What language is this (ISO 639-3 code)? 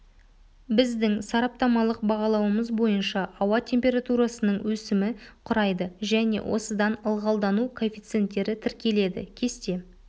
kaz